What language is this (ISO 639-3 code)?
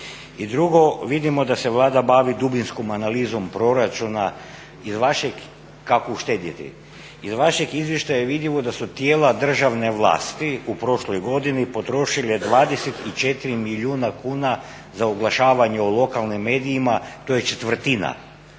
hrv